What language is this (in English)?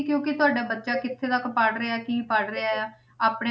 Punjabi